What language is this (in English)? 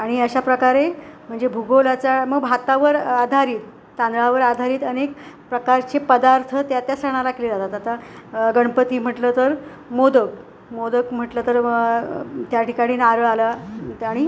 Marathi